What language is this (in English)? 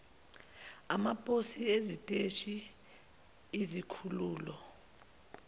Zulu